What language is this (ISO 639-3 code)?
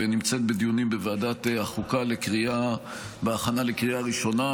heb